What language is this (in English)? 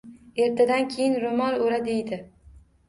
Uzbek